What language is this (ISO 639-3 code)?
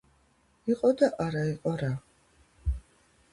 kat